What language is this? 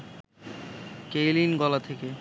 Bangla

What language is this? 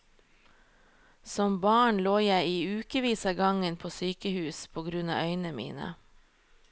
Norwegian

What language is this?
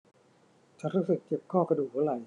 Thai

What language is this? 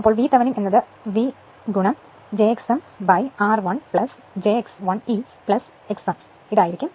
Malayalam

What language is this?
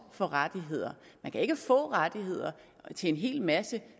Danish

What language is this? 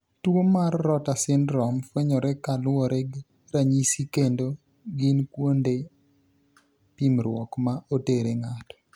Luo (Kenya and Tanzania)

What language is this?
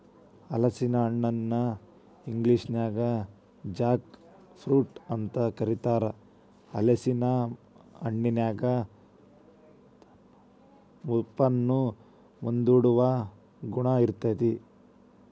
Kannada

